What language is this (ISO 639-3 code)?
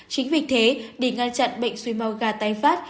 vie